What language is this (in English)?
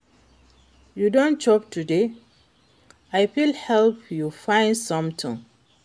Nigerian Pidgin